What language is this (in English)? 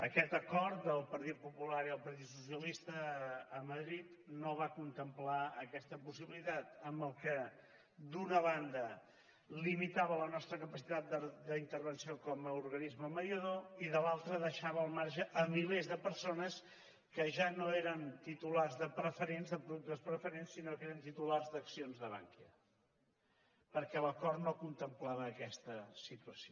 Catalan